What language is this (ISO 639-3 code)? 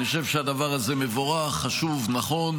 heb